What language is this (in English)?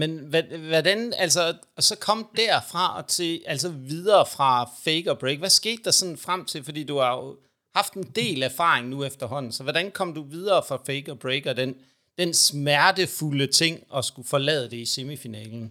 Danish